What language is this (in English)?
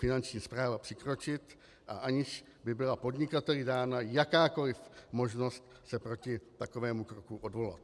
Czech